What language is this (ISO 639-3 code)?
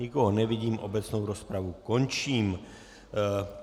ces